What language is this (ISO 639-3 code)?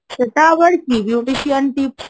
ben